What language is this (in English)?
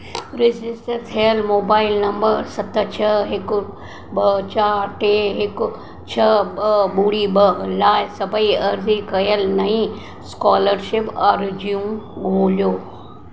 Sindhi